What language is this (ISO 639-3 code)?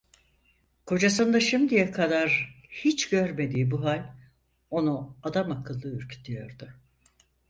tur